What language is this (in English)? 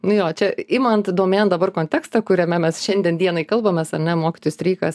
Lithuanian